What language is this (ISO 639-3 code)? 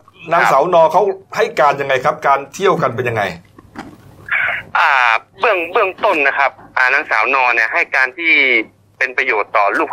tha